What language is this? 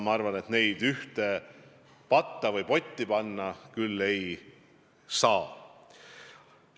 Estonian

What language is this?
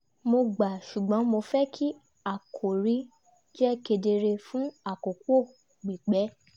Yoruba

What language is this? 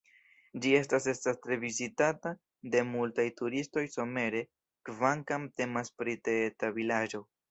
Esperanto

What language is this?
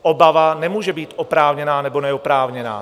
Czech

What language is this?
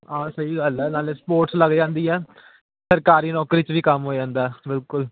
Punjabi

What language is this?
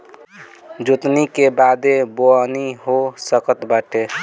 Bhojpuri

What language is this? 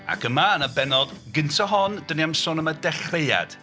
Welsh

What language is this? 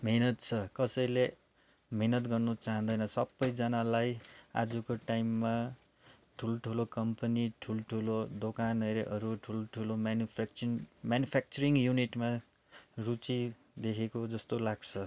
Nepali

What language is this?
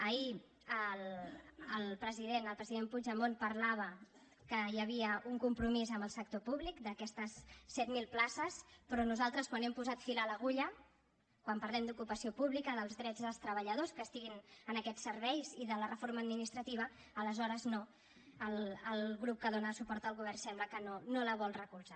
Catalan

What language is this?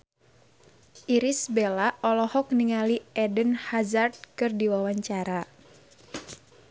Sundanese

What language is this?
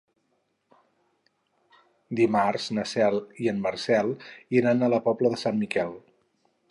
Catalan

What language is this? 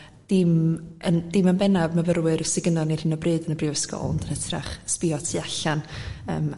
Welsh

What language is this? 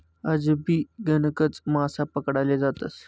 Marathi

